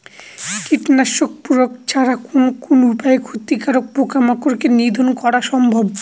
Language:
Bangla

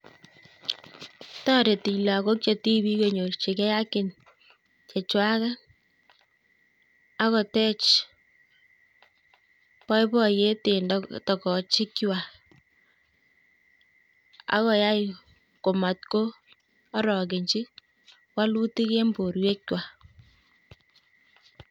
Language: Kalenjin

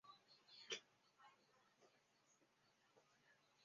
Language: Chinese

